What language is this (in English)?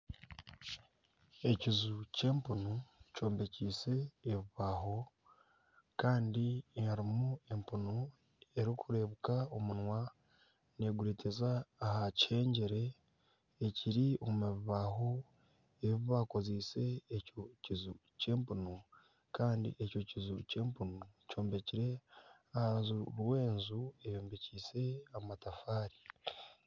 Nyankole